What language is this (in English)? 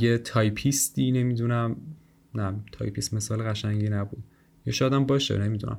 Persian